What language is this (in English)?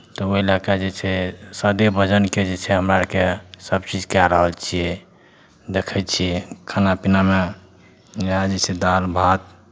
Maithili